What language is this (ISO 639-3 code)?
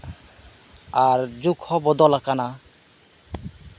sat